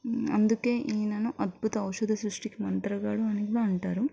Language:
Telugu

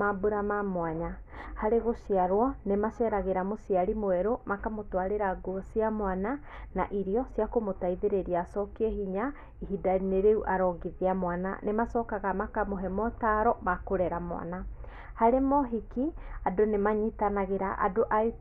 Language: Kikuyu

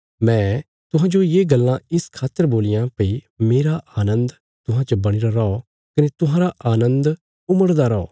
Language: Bilaspuri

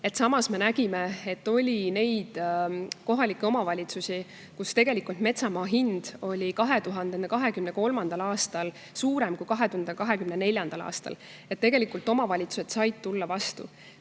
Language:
Estonian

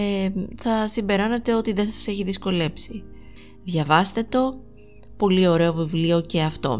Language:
Greek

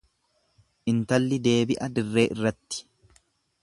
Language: Oromo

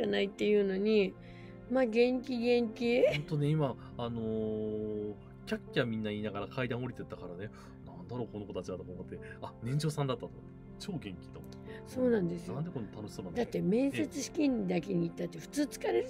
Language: Japanese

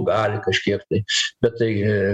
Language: Lithuanian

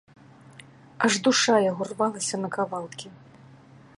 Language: Belarusian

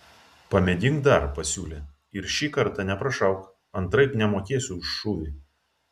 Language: Lithuanian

